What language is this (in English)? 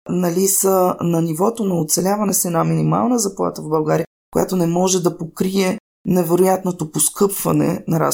Bulgarian